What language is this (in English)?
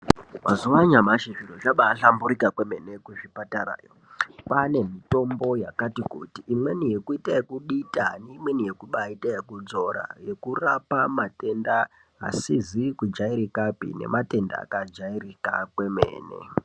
Ndau